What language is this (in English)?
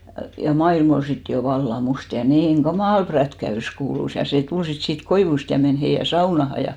Finnish